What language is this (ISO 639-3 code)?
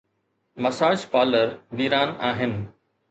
snd